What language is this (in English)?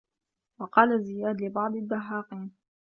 Arabic